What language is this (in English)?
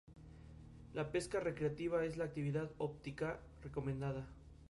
Spanish